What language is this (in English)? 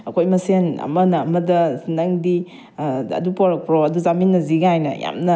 Manipuri